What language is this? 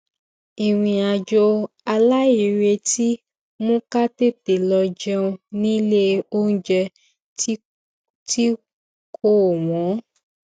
Yoruba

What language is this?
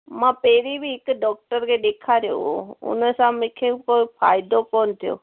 Sindhi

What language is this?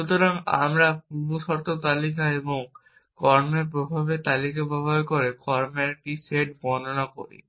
Bangla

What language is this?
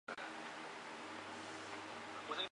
Chinese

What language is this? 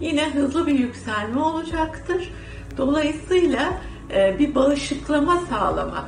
Turkish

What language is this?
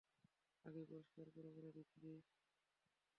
Bangla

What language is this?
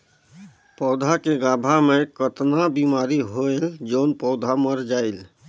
Chhattisgarhi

